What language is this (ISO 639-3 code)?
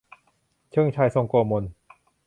tha